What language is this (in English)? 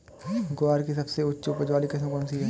Hindi